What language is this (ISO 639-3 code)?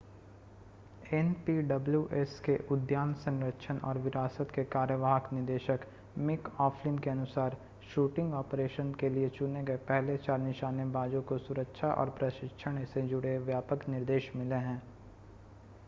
hin